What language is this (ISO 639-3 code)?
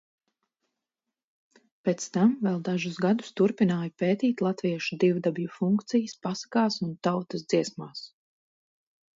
lav